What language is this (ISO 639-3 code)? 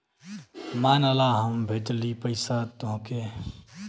bho